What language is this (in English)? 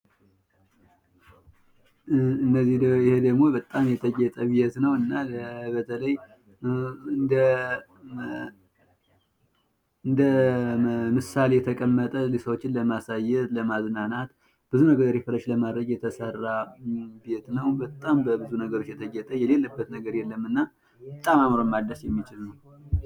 Amharic